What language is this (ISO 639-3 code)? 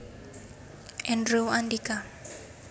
jav